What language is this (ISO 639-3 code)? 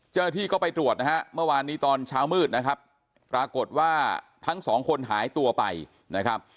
tha